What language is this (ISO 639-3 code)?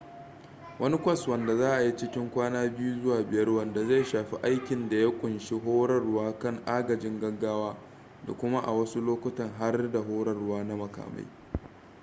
hau